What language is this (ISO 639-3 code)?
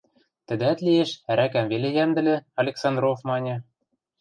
mrj